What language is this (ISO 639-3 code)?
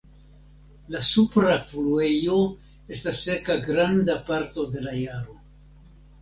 epo